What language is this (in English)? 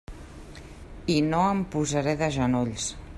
Catalan